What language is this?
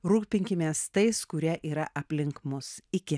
Lithuanian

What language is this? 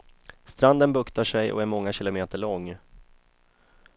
Swedish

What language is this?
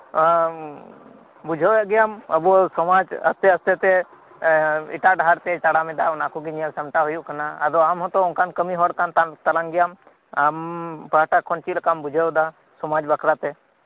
Santali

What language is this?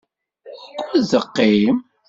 Kabyle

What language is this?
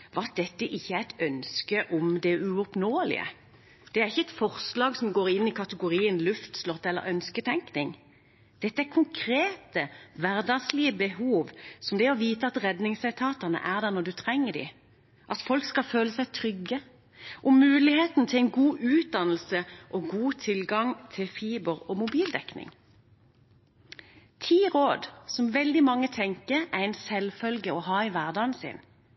Norwegian Bokmål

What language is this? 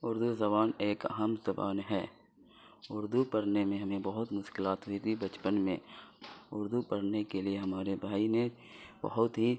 Urdu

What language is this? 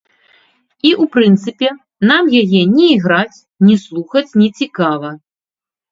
Belarusian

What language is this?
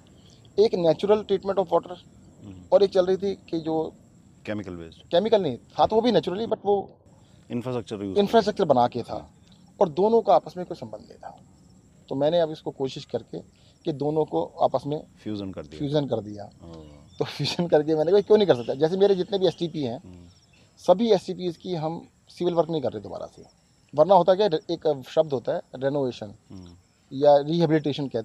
Hindi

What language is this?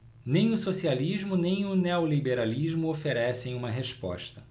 Portuguese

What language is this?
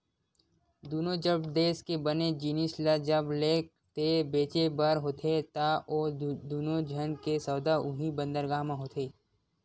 Chhattisgarhi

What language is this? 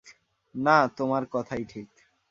Bangla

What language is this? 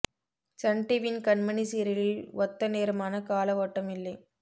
Tamil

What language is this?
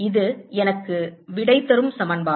Tamil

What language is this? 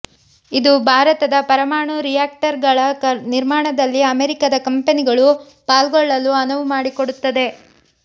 Kannada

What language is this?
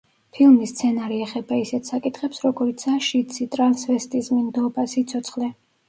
Georgian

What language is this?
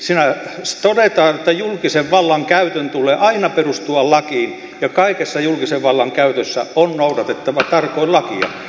Finnish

